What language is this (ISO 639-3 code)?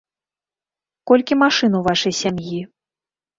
bel